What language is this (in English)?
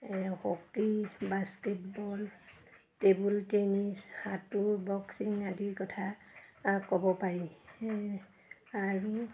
Assamese